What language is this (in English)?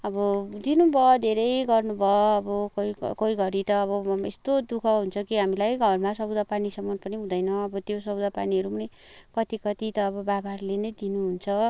Nepali